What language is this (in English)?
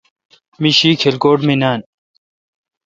Kalkoti